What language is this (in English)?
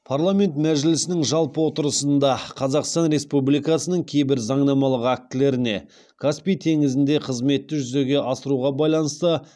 Kazakh